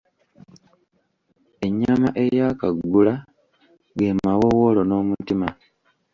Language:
Ganda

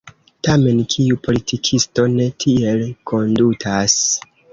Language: Esperanto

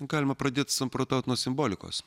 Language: Lithuanian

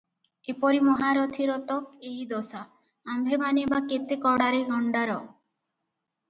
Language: Odia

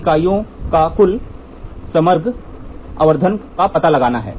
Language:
Hindi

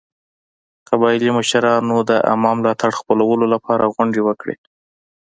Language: Pashto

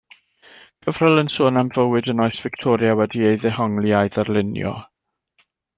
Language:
Welsh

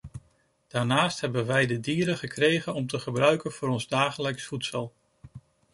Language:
Dutch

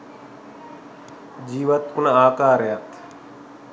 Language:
Sinhala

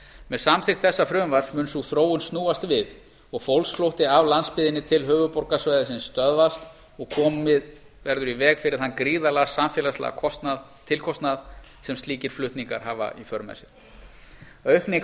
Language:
Icelandic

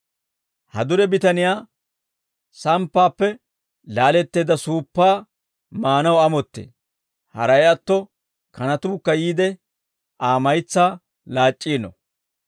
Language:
Dawro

